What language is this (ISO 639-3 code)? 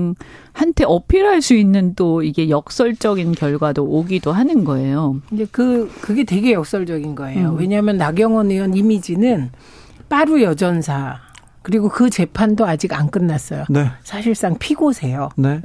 kor